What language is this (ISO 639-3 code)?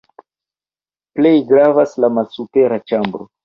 epo